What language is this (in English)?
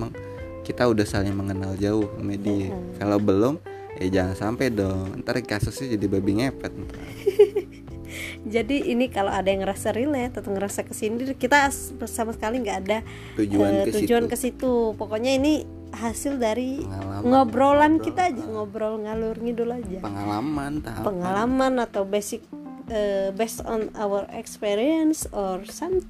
Indonesian